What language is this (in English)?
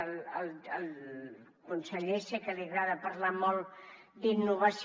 Catalan